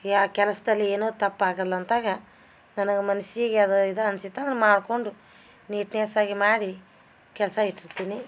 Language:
Kannada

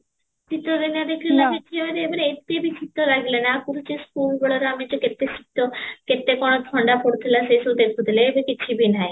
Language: Odia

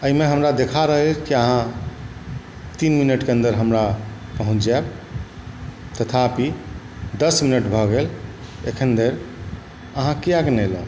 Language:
Maithili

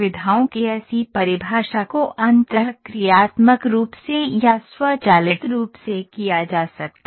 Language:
Hindi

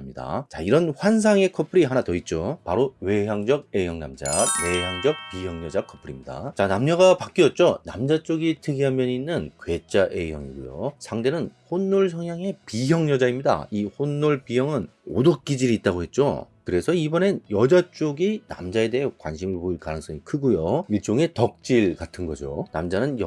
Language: Korean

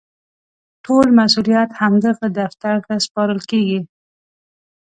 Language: Pashto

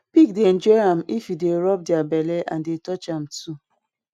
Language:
Nigerian Pidgin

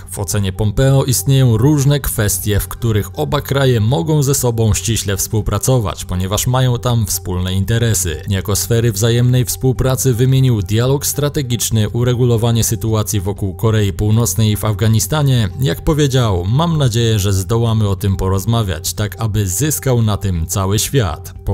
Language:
Polish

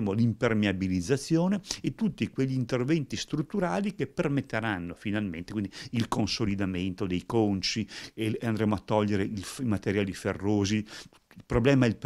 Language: Italian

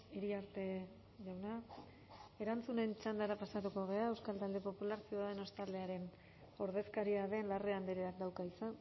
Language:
Basque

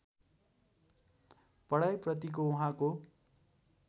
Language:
Nepali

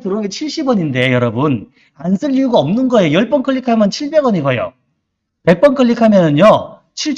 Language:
Korean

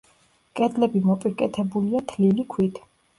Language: Georgian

